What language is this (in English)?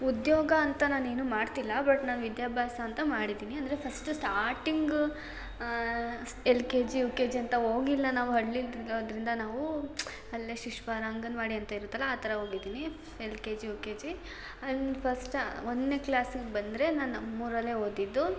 Kannada